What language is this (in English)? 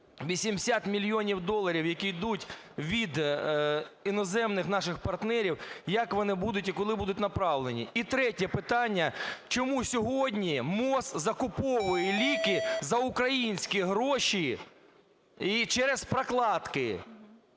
Ukrainian